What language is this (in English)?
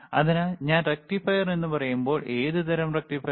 Malayalam